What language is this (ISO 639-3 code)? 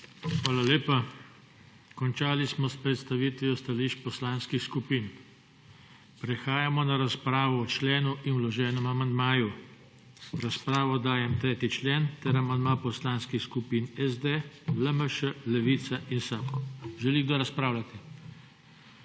slv